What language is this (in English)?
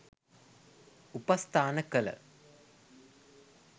Sinhala